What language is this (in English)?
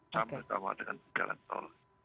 Indonesian